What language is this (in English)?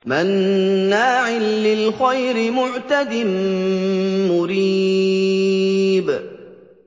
Arabic